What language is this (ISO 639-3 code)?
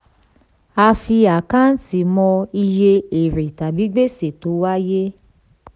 yor